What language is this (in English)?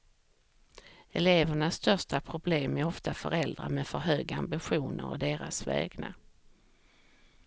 Swedish